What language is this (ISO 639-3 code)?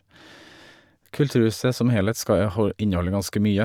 nor